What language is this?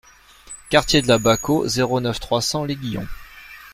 French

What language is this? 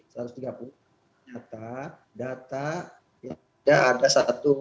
Indonesian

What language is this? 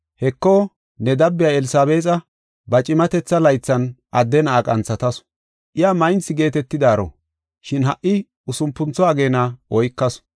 Gofa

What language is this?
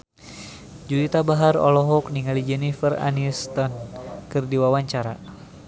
Sundanese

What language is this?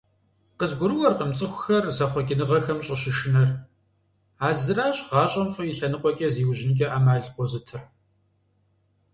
Kabardian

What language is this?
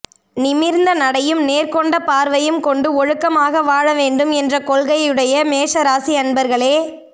Tamil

